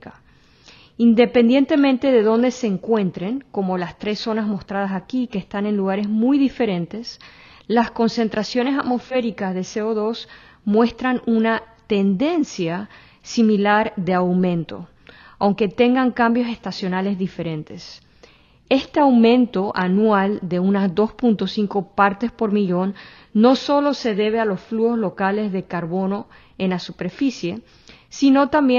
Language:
Spanish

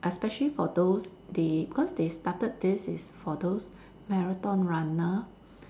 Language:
English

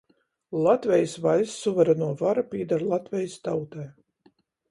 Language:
Latgalian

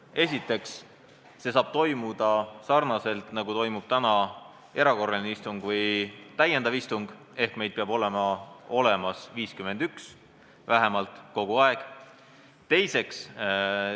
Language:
Estonian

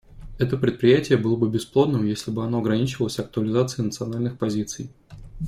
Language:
Russian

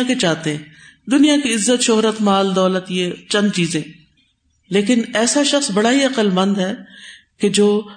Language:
Urdu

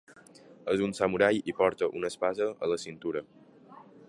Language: Catalan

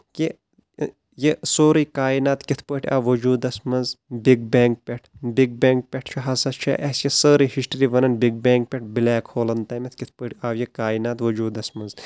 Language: Kashmiri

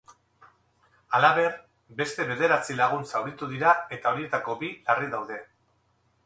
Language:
Basque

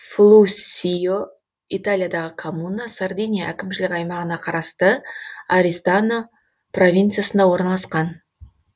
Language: Kazakh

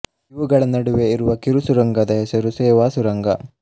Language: Kannada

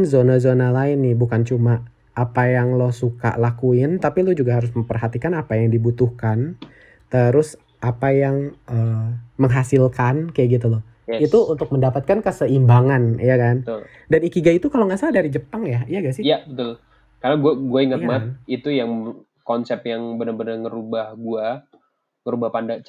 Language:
Indonesian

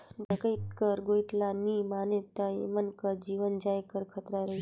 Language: Chhattisgarhi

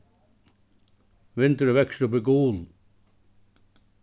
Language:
Faroese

